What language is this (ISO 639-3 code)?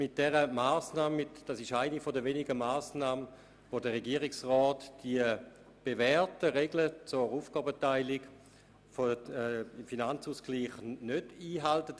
gsw